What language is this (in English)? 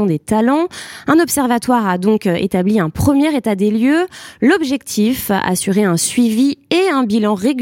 French